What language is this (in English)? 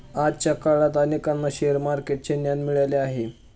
Marathi